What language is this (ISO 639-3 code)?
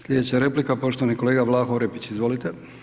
hrv